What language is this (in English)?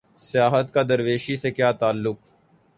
Urdu